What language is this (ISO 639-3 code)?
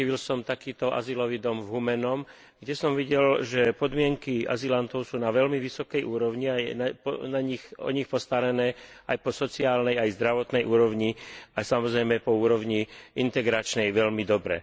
slk